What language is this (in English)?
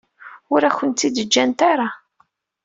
Kabyle